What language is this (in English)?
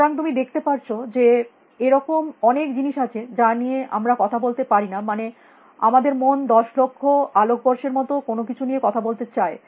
Bangla